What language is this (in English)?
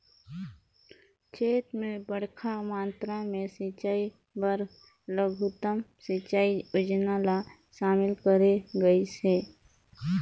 Chhattisgarhi